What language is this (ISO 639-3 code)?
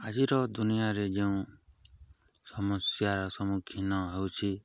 ori